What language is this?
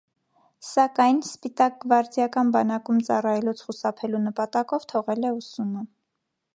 Armenian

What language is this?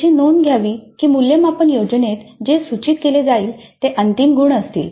Marathi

